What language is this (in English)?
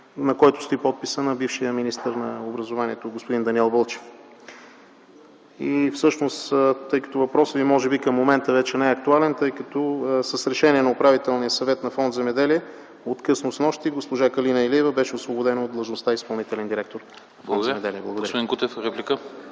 Bulgarian